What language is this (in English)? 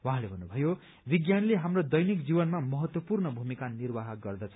Nepali